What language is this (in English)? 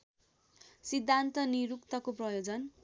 Nepali